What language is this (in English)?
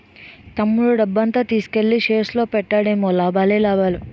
Telugu